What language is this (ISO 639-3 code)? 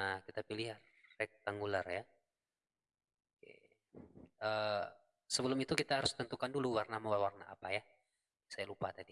ind